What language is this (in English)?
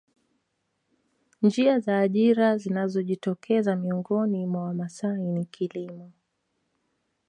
Swahili